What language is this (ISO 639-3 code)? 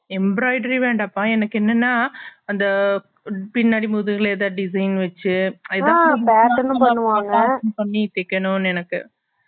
tam